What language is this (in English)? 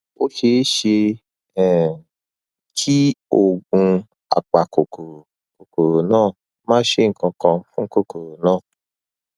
Yoruba